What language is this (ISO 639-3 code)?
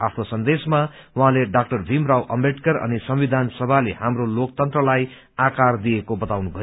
nep